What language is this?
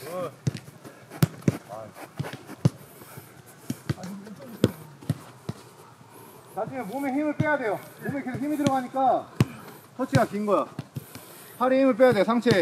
Korean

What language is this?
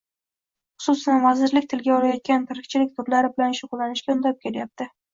Uzbek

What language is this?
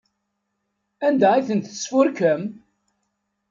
Kabyle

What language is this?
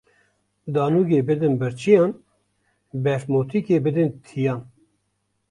Kurdish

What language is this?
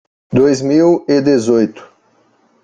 Portuguese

